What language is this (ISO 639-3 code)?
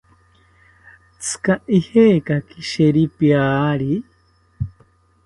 cpy